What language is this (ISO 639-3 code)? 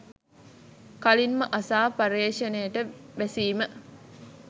sin